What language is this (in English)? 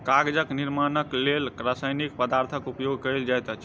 Maithili